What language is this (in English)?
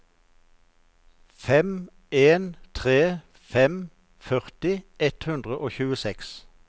Norwegian